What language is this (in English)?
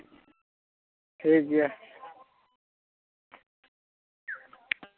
Santali